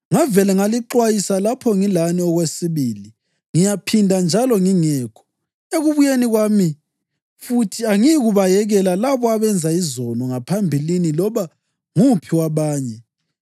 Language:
North Ndebele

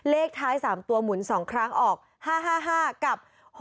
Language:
Thai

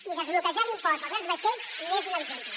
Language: Catalan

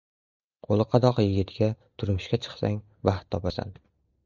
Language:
Uzbek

